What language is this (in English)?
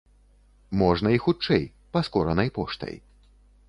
Belarusian